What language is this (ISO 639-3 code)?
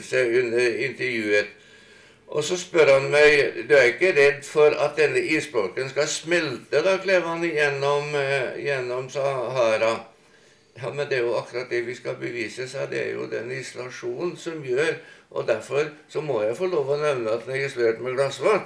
nor